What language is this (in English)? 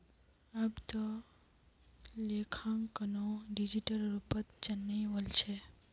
Magahi